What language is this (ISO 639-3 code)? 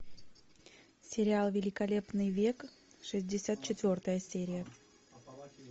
rus